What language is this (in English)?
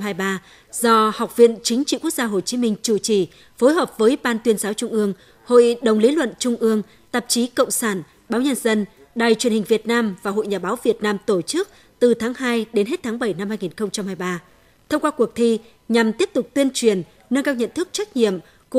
Vietnamese